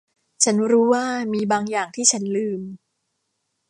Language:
Thai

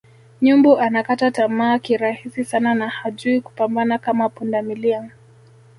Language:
Swahili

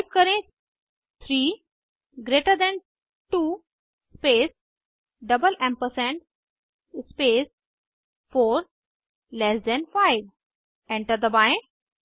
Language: Hindi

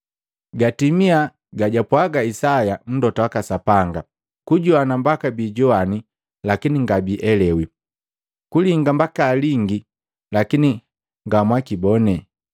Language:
Matengo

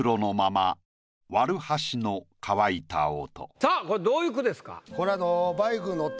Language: Japanese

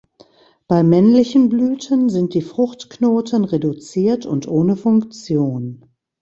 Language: German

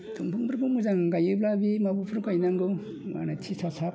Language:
Bodo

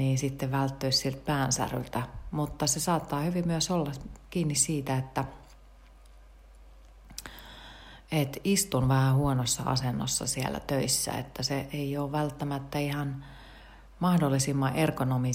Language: Finnish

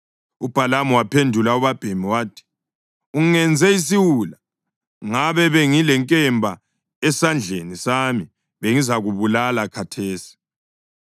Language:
North Ndebele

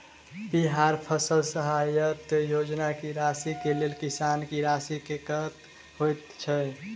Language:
Maithili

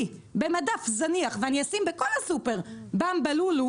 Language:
Hebrew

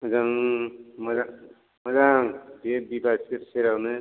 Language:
Bodo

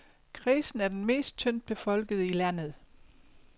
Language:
Danish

